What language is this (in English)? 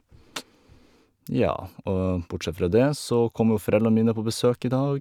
Norwegian